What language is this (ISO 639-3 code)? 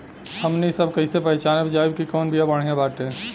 bho